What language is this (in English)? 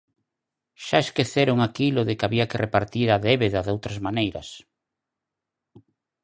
Galician